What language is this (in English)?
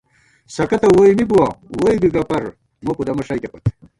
Gawar-Bati